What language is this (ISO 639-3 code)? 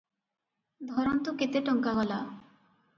ori